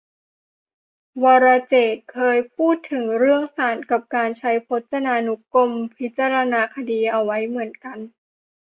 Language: Thai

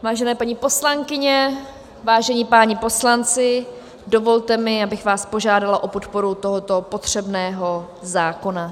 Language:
Czech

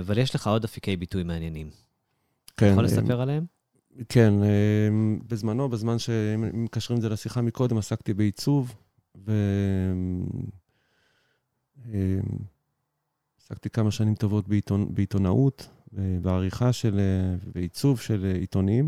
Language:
Hebrew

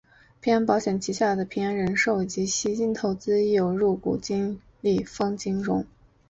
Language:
Chinese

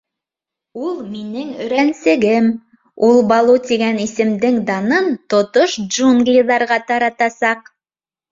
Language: Bashkir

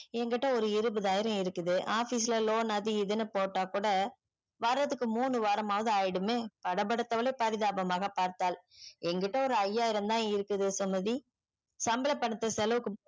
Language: Tamil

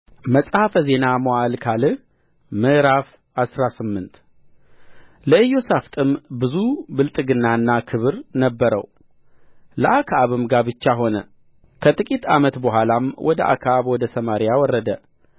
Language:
Amharic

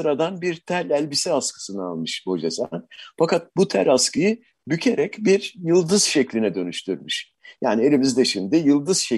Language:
Turkish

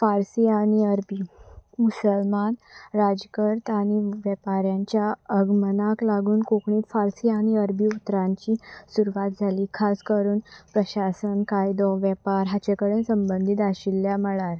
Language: Konkani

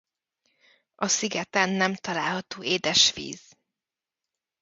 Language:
Hungarian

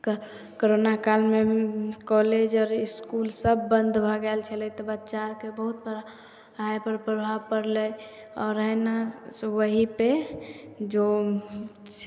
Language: Maithili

